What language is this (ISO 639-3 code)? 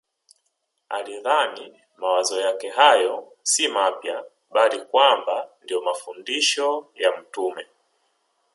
swa